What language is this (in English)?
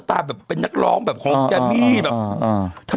Thai